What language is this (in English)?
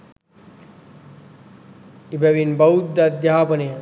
Sinhala